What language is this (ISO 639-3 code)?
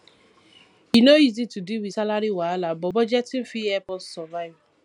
pcm